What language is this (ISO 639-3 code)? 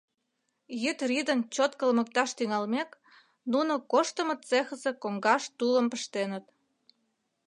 chm